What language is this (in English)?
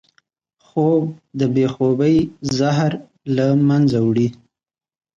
Pashto